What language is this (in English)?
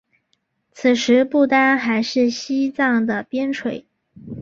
Chinese